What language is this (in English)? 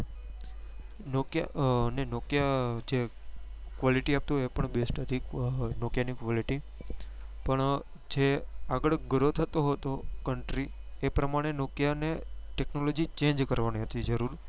Gujarati